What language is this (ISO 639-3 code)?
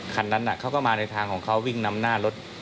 tha